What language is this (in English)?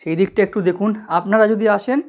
Bangla